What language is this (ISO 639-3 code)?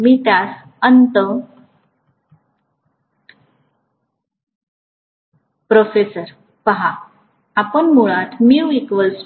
mar